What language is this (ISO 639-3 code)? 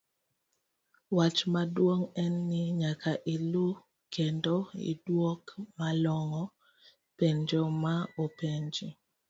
luo